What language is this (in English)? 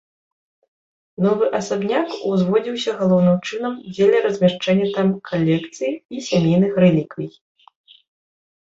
Belarusian